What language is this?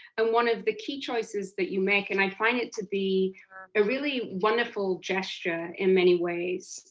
English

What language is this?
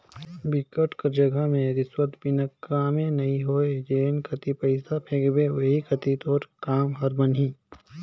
Chhattisgarhi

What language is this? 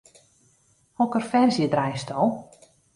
Western Frisian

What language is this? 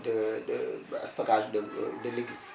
Wolof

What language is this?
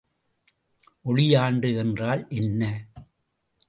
Tamil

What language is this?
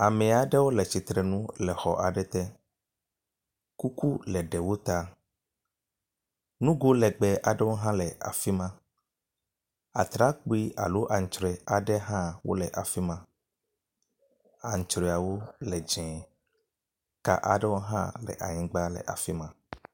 Ewe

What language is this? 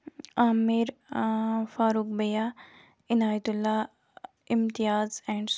Kashmiri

